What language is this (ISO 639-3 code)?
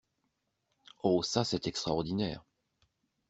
fra